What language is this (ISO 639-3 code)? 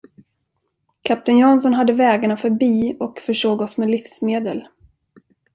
swe